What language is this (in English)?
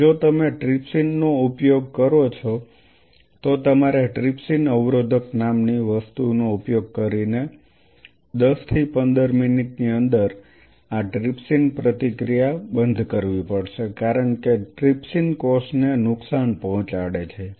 Gujarati